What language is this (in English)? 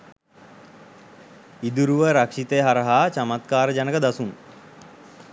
Sinhala